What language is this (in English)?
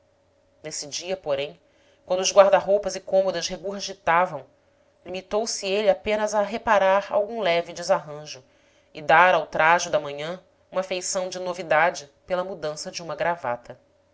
Portuguese